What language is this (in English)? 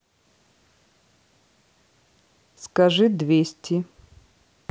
Russian